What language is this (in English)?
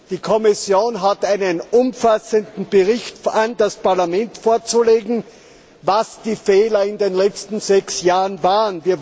German